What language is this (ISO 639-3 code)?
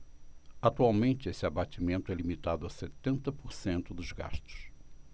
por